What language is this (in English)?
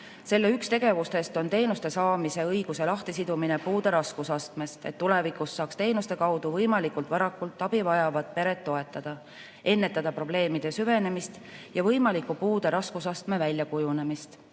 Estonian